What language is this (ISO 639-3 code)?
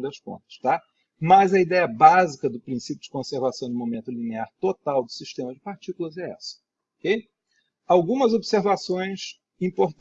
por